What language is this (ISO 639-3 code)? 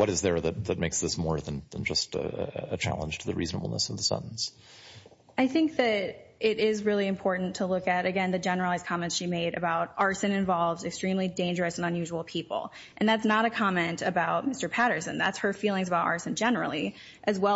eng